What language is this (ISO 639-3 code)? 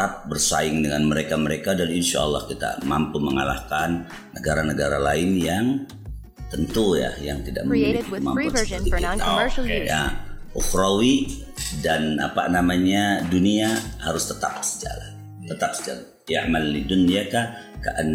ind